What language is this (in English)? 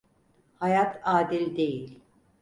Turkish